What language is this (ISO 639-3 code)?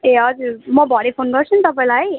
nep